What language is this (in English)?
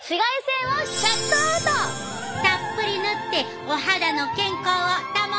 Japanese